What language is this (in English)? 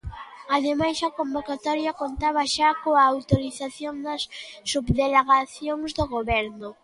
Galician